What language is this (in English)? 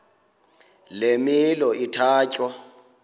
Xhosa